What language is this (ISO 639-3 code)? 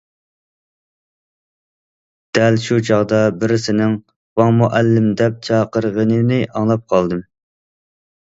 uig